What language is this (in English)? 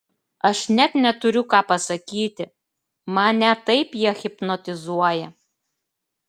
Lithuanian